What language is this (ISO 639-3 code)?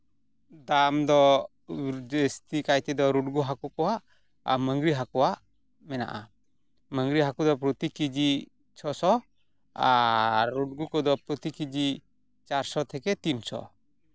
sat